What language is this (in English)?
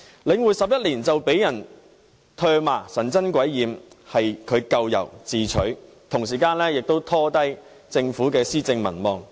Cantonese